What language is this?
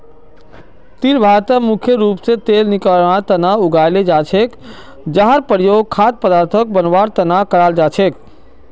Magahi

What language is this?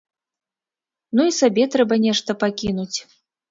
Belarusian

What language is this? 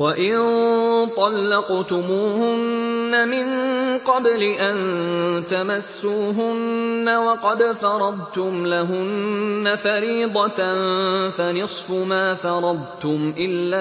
Arabic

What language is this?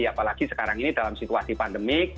Indonesian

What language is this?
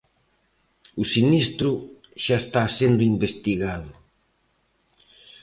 Galician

